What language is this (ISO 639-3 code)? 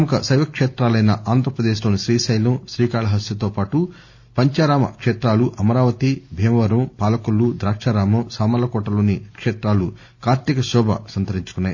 tel